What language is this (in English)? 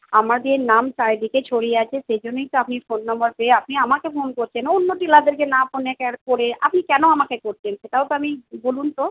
Bangla